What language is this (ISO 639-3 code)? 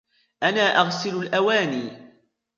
ara